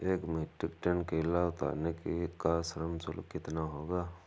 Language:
Hindi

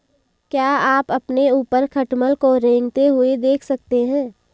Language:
Hindi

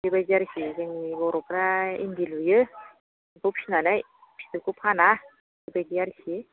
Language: Bodo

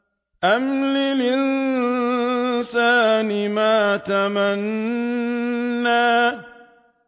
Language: Arabic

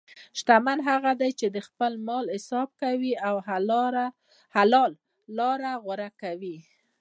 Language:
Pashto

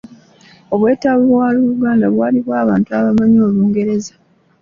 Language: Ganda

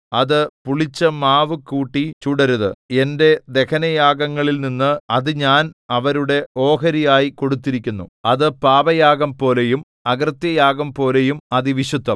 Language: Malayalam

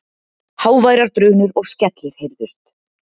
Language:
Icelandic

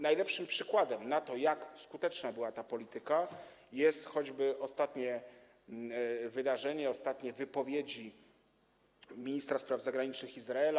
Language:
Polish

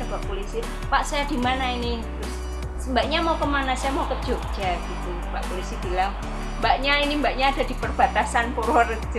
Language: Indonesian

